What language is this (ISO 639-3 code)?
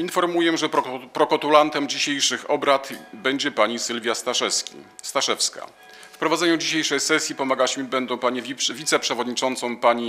pol